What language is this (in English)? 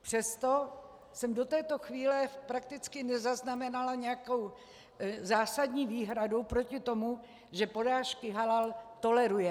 Czech